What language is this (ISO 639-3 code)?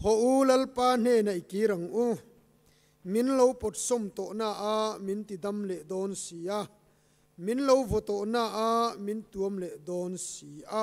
tha